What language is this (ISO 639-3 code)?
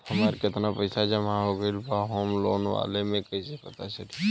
bho